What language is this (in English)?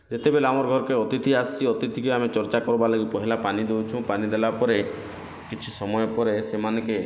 Odia